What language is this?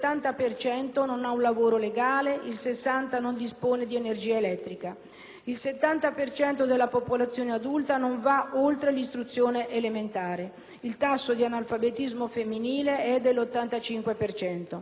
Italian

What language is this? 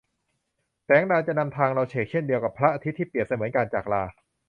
Thai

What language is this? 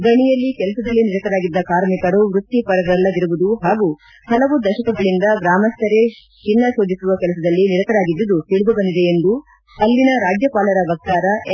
Kannada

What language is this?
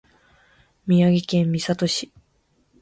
Japanese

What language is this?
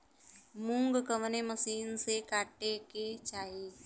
Bhojpuri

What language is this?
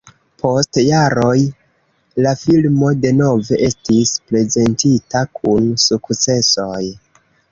Esperanto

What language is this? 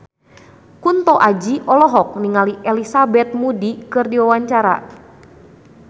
Sundanese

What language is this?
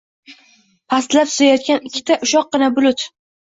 Uzbek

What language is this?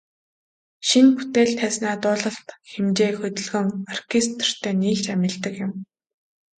Mongolian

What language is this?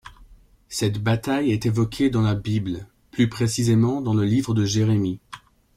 French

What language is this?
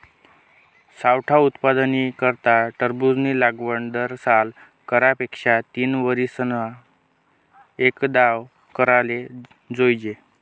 Marathi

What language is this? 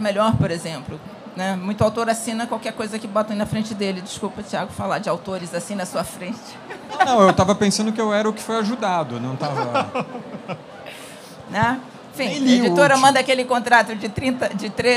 Portuguese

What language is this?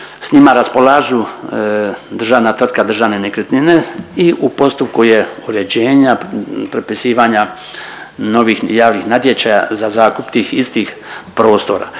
Croatian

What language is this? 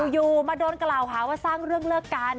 Thai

